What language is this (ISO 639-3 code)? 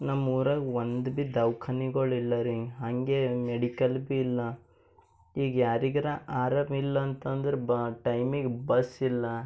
kan